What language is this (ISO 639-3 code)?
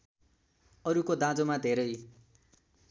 nep